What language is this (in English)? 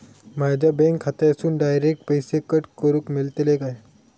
Marathi